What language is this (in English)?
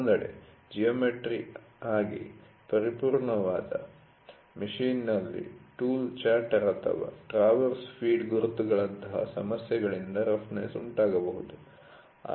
Kannada